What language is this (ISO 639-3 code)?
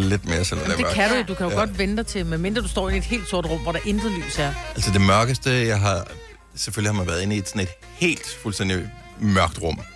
dan